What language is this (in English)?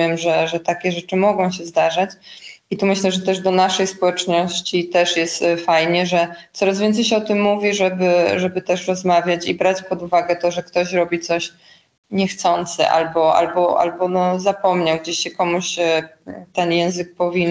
Polish